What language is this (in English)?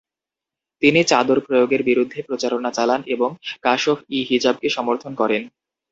Bangla